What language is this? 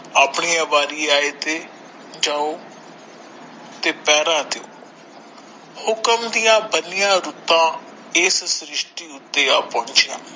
Punjabi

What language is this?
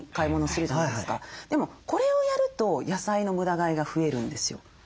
Japanese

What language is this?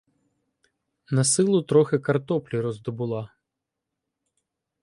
Ukrainian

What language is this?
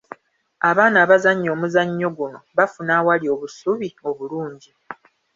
Ganda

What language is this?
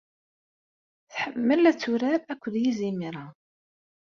Kabyle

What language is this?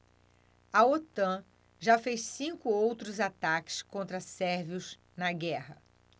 Portuguese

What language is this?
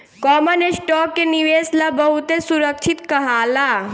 Bhojpuri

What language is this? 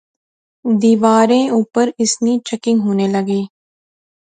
Pahari-Potwari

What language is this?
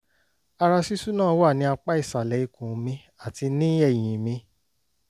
Yoruba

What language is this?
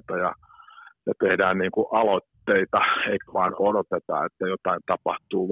Finnish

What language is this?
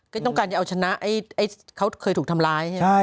Thai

